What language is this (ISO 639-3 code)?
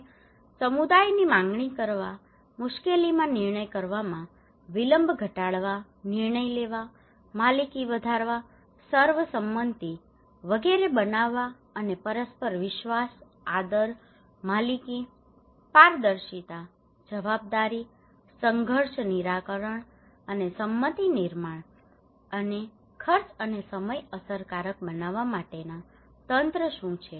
guj